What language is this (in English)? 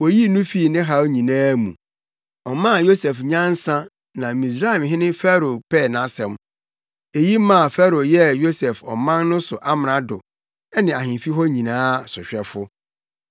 Akan